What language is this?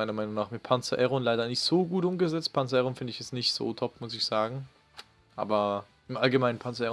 German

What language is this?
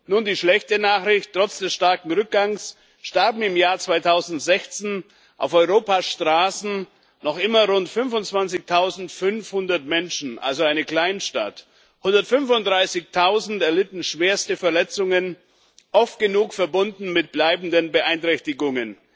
German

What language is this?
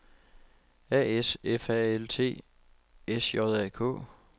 Danish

